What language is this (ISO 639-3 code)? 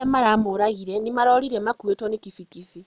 kik